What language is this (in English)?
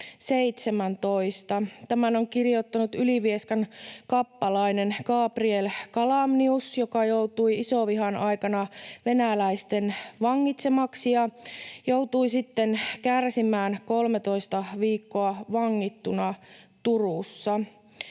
Finnish